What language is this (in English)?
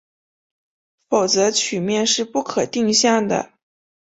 Chinese